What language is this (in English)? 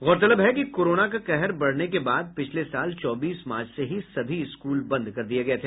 Hindi